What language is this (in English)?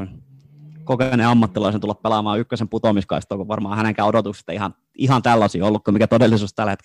Finnish